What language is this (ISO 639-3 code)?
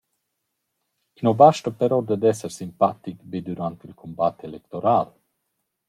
roh